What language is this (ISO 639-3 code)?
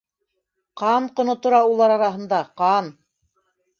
bak